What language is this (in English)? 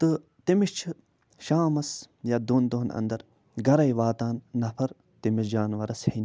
Kashmiri